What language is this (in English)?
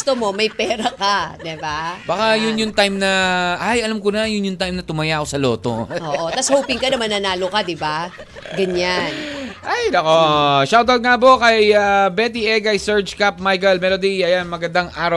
Filipino